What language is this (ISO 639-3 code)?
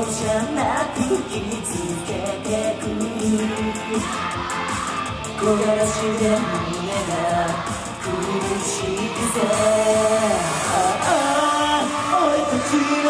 jpn